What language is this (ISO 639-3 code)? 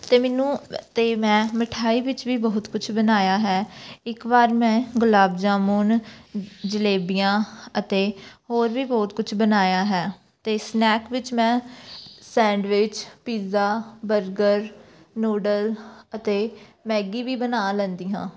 pan